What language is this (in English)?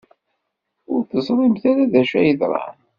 Kabyle